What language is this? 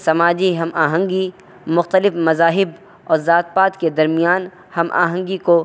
Urdu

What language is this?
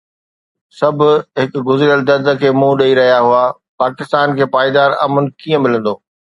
Sindhi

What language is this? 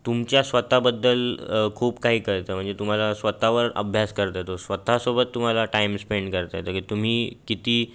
Marathi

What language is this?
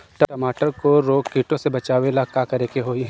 Bhojpuri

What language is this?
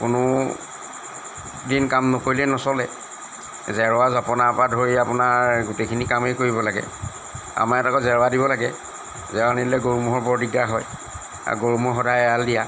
Assamese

